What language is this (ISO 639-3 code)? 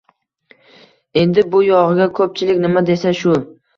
uzb